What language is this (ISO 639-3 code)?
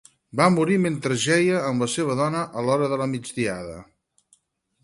cat